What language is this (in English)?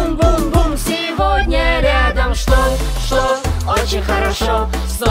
Romanian